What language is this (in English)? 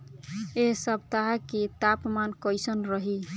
Bhojpuri